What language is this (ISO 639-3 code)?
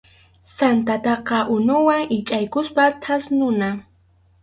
qxu